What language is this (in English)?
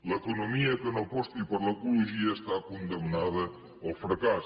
Catalan